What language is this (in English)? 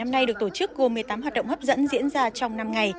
Vietnamese